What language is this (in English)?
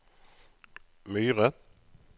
Norwegian